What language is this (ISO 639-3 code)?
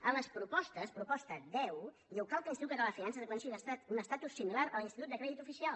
cat